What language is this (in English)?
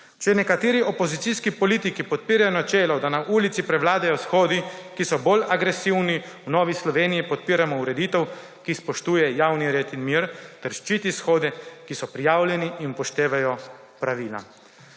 Slovenian